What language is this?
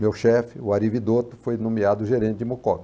Portuguese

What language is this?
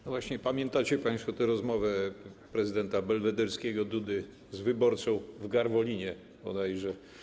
Polish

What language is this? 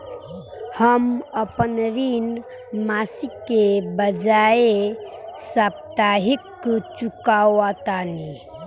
Bhojpuri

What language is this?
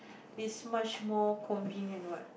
English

